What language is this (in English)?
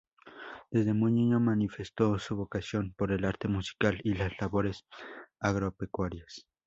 Spanish